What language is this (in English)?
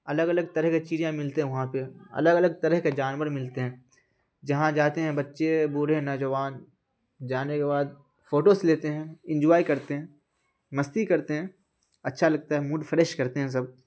Urdu